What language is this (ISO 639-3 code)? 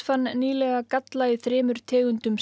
isl